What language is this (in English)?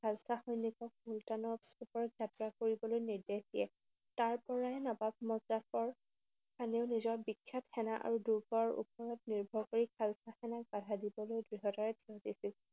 Assamese